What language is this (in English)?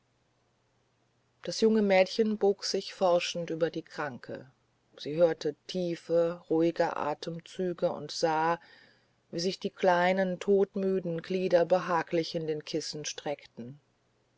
German